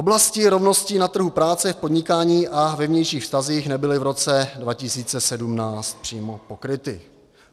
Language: Czech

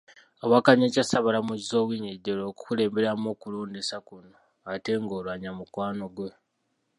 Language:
Ganda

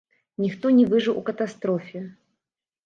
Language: Belarusian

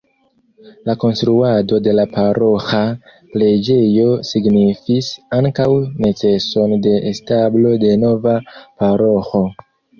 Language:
Esperanto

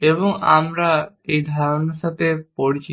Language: Bangla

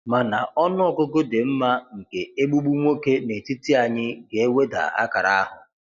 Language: Igbo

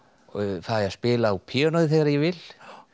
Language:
Icelandic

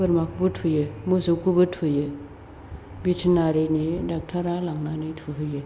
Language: Bodo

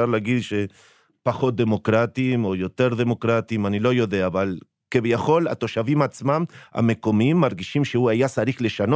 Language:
Hebrew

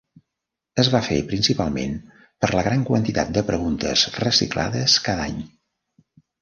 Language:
Catalan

